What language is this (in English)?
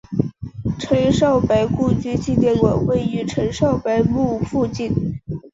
Chinese